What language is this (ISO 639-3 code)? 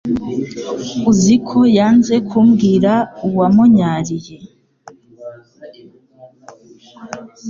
kin